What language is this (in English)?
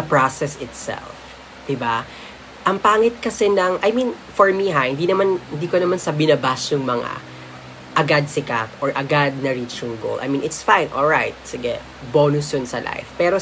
Filipino